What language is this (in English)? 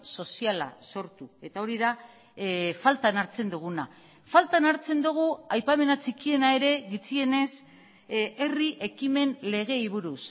Basque